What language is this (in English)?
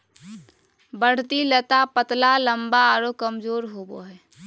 Magahi